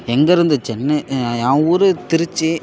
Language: Tamil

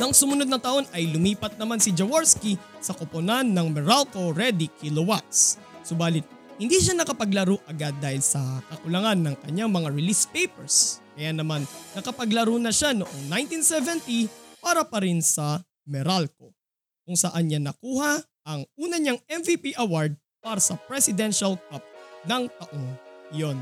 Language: Filipino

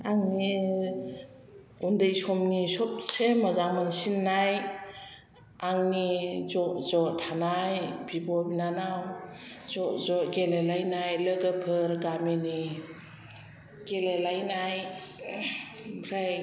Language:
Bodo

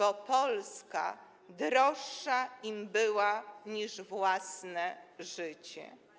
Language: Polish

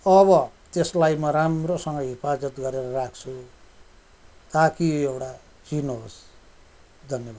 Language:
Nepali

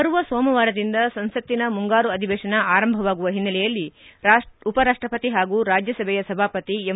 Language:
Kannada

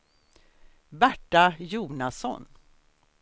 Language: Swedish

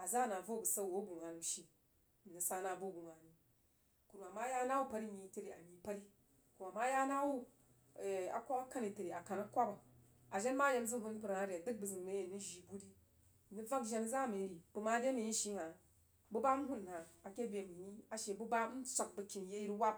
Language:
Jiba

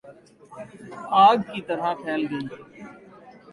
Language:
Urdu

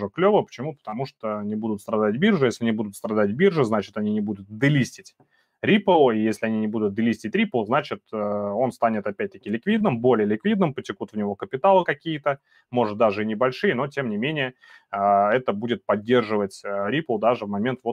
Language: Russian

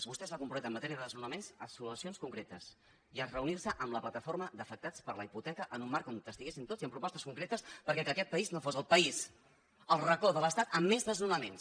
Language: Catalan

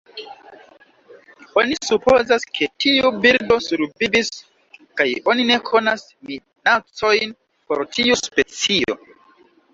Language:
Esperanto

